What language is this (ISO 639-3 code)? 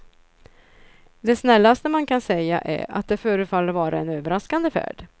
swe